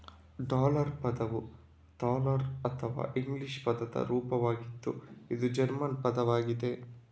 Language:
Kannada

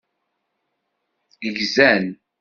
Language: Kabyle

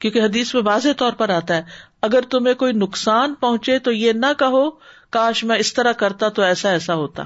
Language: Urdu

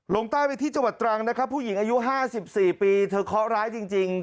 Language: Thai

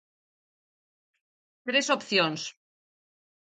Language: Galician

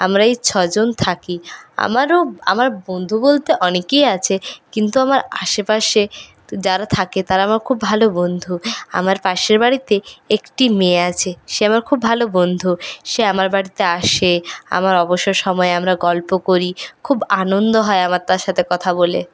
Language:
Bangla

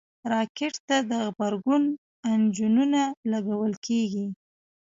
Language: Pashto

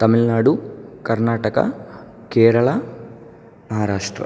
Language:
Sanskrit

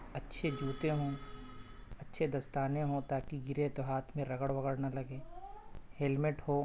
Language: Urdu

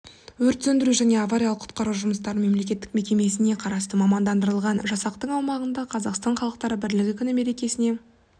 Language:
Kazakh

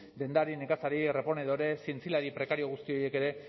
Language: Basque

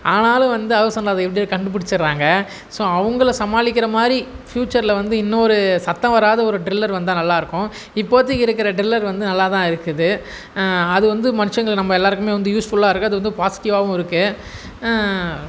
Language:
Tamil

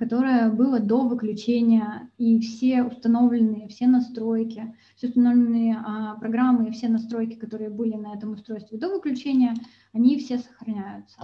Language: Russian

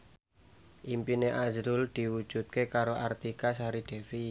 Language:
Javanese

